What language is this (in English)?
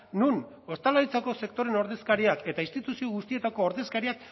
Basque